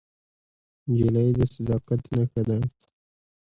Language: Pashto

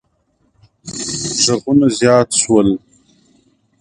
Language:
Pashto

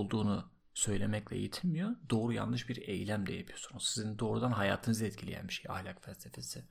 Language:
Turkish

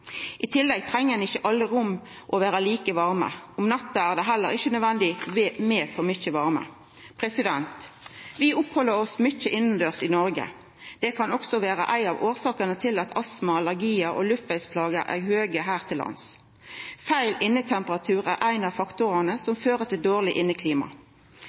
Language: Norwegian Nynorsk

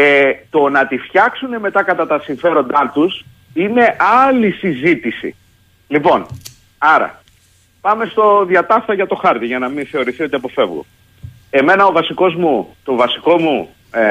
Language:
Greek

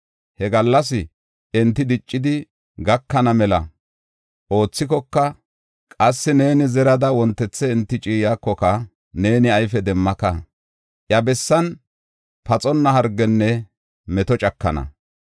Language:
Gofa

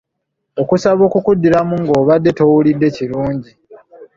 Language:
Ganda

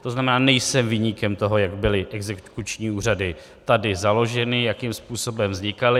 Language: Czech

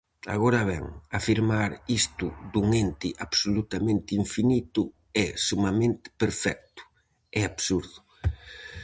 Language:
Galician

